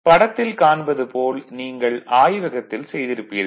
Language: Tamil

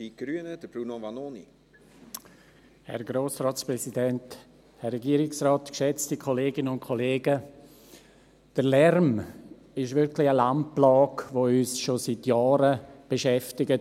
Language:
Swiss German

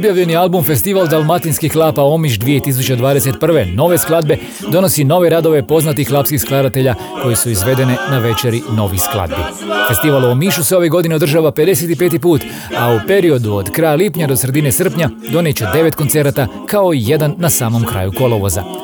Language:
Croatian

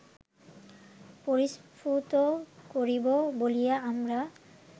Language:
Bangla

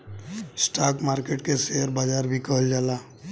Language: Bhojpuri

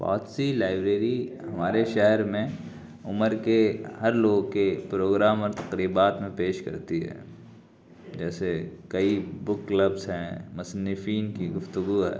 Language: Urdu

